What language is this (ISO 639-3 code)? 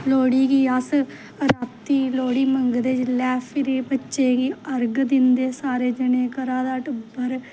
doi